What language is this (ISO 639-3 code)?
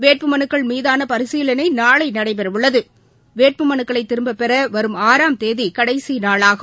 tam